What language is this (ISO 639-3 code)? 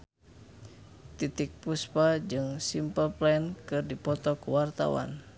sun